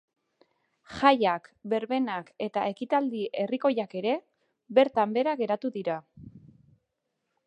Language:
Basque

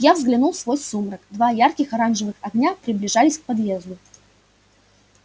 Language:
Russian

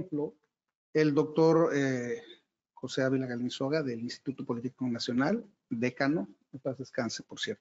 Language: Spanish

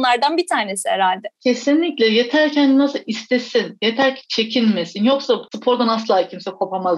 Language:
Turkish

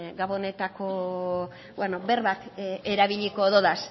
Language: Basque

